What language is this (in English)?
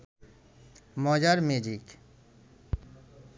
Bangla